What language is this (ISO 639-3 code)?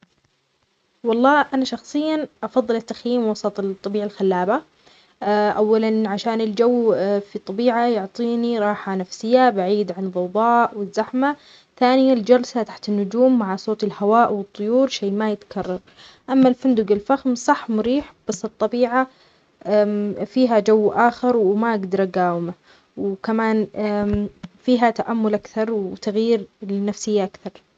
acx